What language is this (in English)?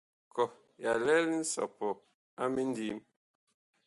Bakoko